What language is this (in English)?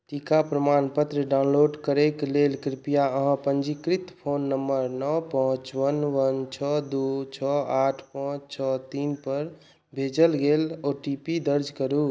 Maithili